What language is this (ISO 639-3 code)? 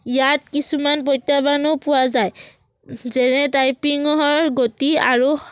asm